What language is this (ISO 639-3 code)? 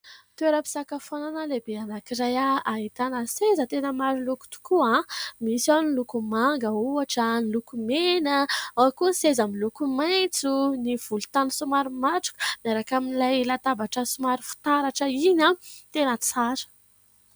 mlg